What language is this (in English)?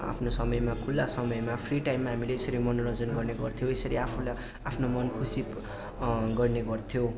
Nepali